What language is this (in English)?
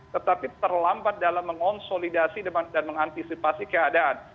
Indonesian